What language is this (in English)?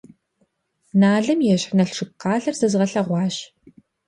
Kabardian